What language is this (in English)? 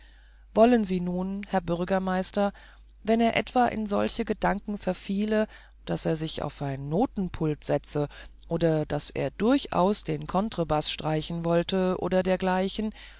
German